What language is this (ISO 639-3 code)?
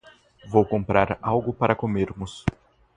por